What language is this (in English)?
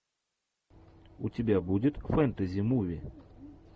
Russian